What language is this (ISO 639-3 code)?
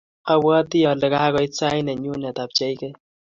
kln